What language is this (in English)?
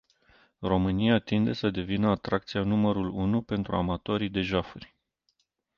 Romanian